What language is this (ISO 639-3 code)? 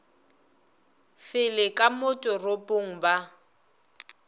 nso